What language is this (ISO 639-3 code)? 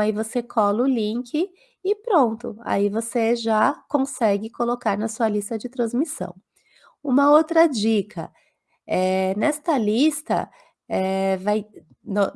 por